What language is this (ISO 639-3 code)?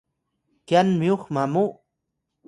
tay